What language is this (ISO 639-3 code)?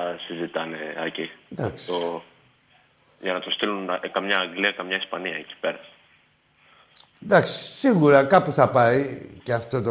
ell